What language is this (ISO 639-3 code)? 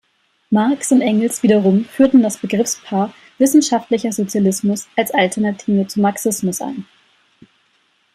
deu